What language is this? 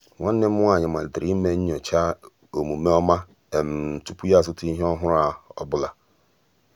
Igbo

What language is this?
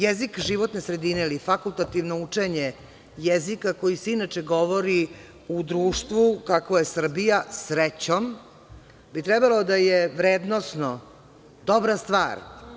Serbian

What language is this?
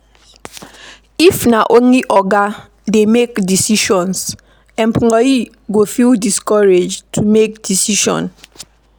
Nigerian Pidgin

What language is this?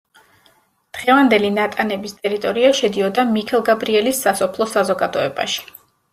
Georgian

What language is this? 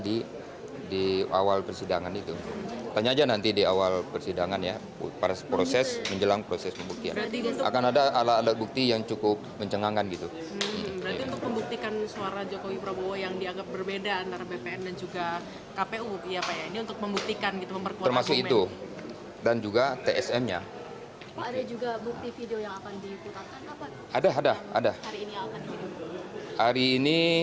Indonesian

